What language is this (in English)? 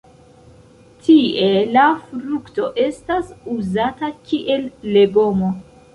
Esperanto